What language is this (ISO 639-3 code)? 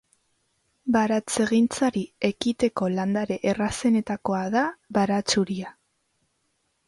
eus